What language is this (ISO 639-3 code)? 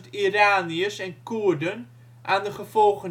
nld